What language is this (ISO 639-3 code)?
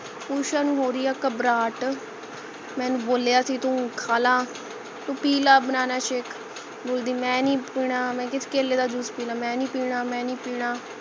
pan